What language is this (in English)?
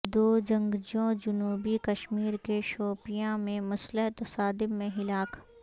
Urdu